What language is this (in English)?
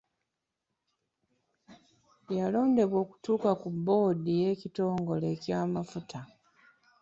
Ganda